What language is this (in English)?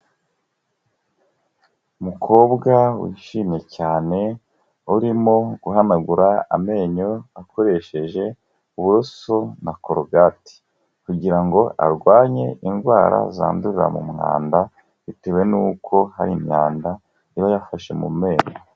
Kinyarwanda